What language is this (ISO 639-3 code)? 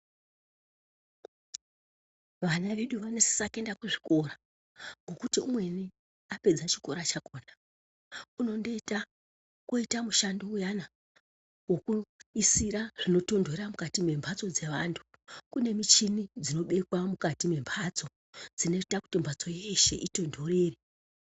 ndc